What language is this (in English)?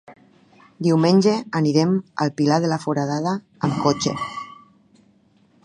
Catalan